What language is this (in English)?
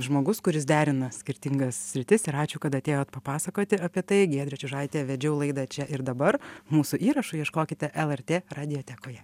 Lithuanian